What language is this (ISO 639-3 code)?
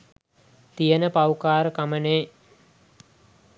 sin